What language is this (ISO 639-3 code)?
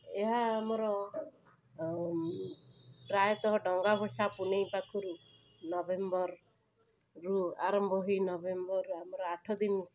ori